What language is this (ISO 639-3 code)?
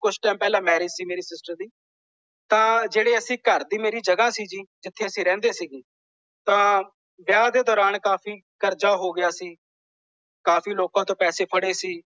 pan